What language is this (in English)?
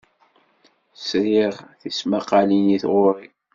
Kabyle